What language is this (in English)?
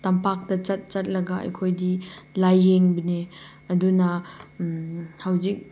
Manipuri